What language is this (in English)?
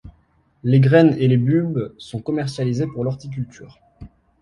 French